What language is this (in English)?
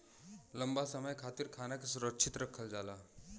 Bhojpuri